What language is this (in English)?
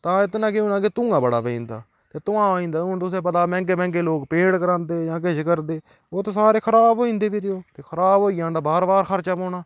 Dogri